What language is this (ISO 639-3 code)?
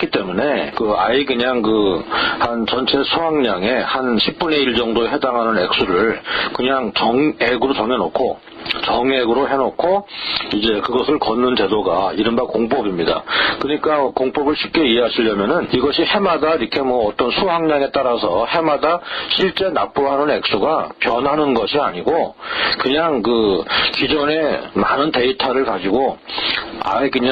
kor